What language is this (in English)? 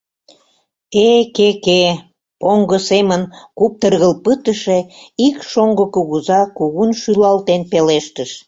Mari